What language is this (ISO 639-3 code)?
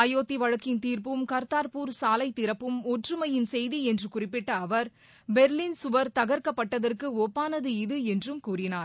tam